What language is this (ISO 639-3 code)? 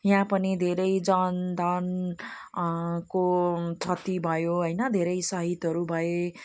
nep